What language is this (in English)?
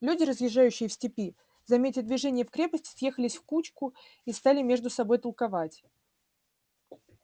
Russian